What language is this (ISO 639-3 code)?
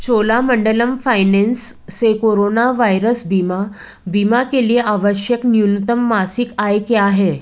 hin